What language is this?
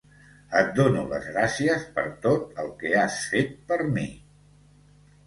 Catalan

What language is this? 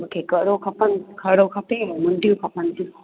Sindhi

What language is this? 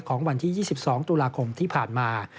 Thai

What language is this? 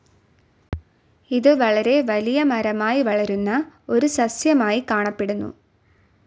Malayalam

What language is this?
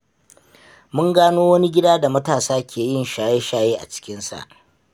Hausa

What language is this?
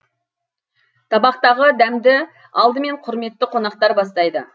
Kazakh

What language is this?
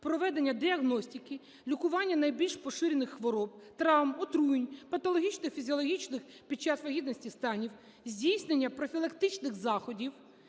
Ukrainian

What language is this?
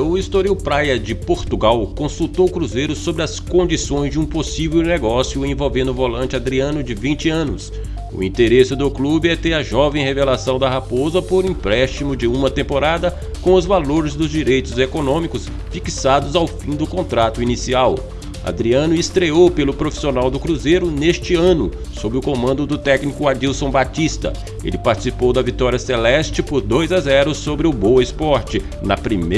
Portuguese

